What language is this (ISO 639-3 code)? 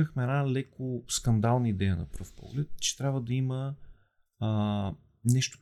bul